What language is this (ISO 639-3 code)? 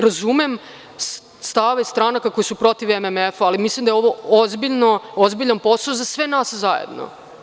srp